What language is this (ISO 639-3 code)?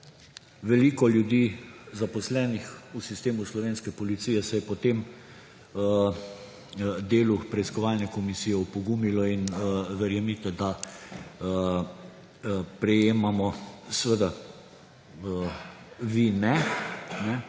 slv